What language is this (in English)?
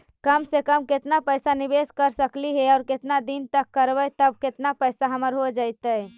Magahi